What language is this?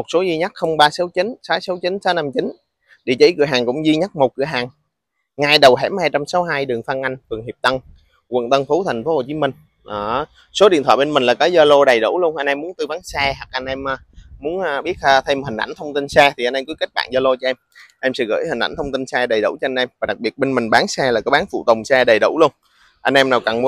Vietnamese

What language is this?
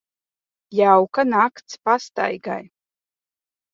Latvian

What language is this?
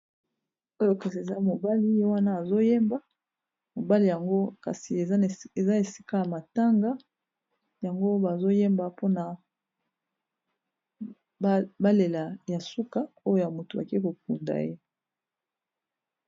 Lingala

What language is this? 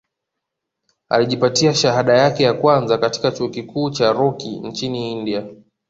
Swahili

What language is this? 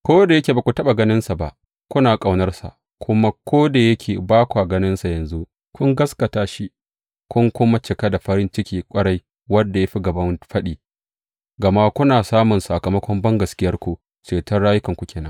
Hausa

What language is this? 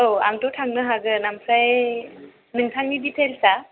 Bodo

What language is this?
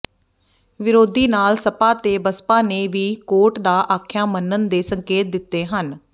Punjabi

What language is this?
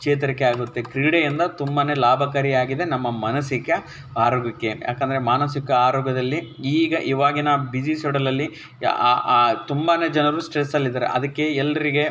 Kannada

